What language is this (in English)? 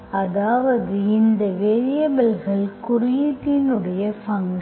Tamil